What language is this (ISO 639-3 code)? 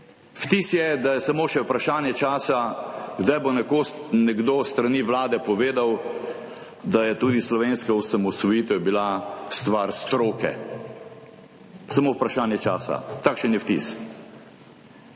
slv